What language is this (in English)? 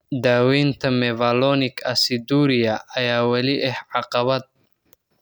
Somali